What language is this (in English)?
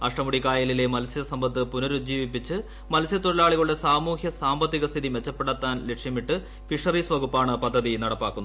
Malayalam